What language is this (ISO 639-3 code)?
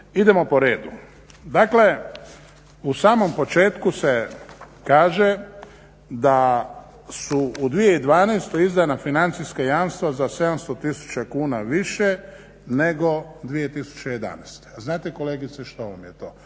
hrv